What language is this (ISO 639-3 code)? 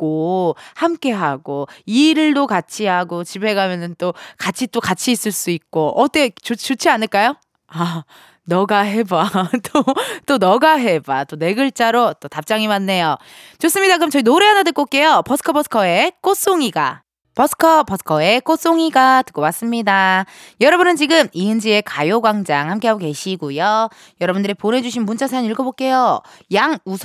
kor